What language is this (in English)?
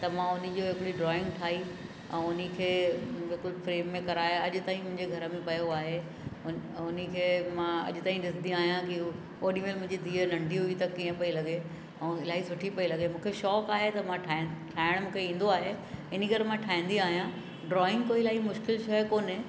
Sindhi